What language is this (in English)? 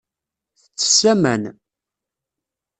Kabyle